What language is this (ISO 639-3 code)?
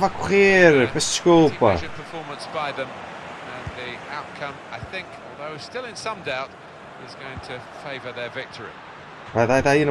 por